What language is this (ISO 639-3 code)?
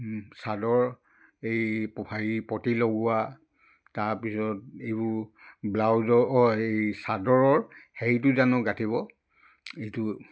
asm